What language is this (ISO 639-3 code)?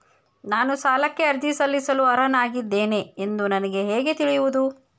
kan